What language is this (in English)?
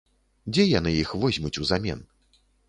Belarusian